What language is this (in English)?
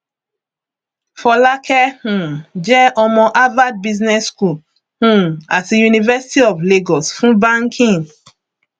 Yoruba